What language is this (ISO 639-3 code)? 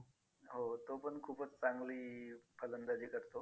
mar